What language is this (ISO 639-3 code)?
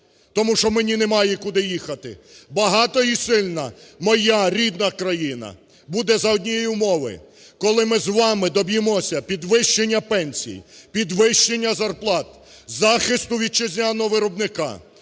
ukr